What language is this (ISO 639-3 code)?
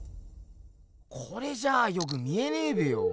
jpn